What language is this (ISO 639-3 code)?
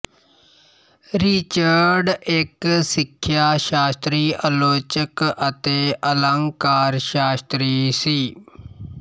pan